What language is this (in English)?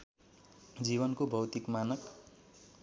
Nepali